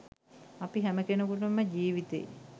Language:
Sinhala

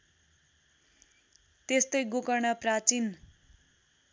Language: Nepali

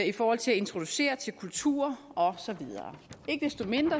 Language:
Danish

